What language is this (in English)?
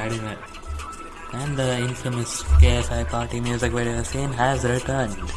English